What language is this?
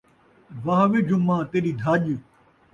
Saraiki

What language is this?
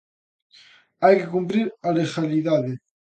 Galician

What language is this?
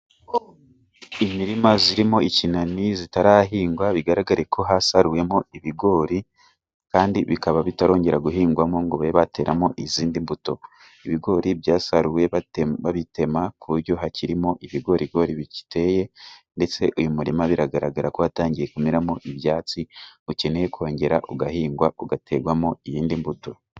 Kinyarwanda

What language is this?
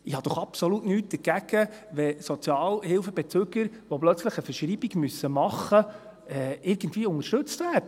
Swiss German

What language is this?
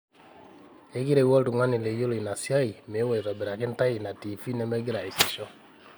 Masai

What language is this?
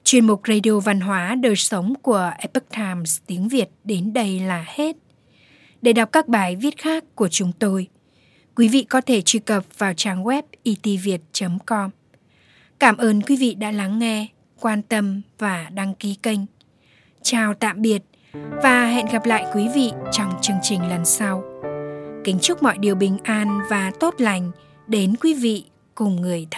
Vietnamese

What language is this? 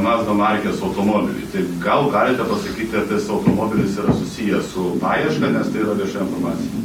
Lithuanian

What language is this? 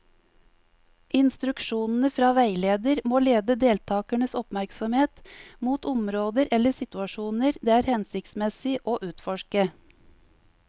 Norwegian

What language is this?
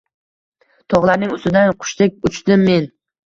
Uzbek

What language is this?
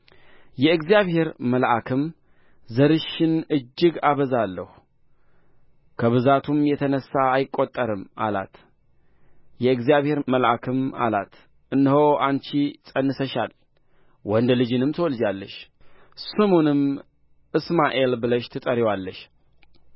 Amharic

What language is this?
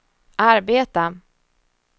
Swedish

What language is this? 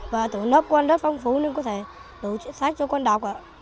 Vietnamese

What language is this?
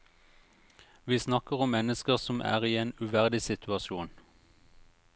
Norwegian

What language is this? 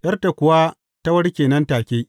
Hausa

